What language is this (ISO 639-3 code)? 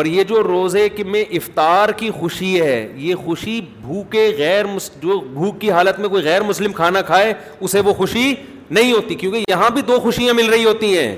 urd